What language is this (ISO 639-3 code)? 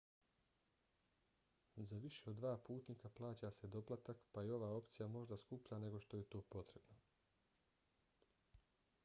bos